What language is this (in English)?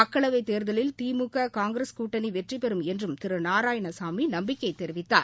Tamil